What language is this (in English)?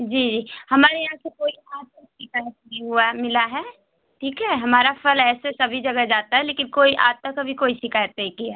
Hindi